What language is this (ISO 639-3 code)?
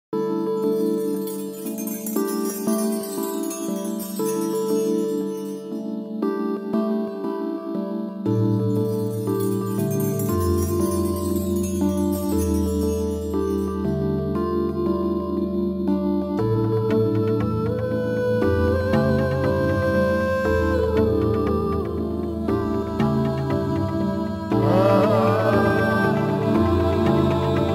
eng